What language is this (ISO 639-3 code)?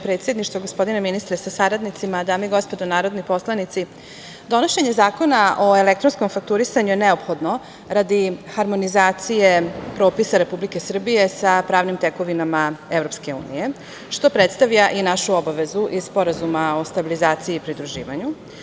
srp